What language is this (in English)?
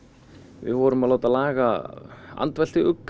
Icelandic